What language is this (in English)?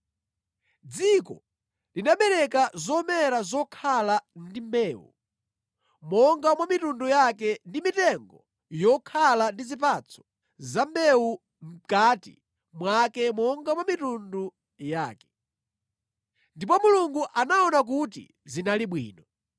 Nyanja